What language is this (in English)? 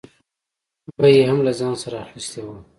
Pashto